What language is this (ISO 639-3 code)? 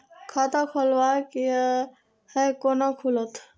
mai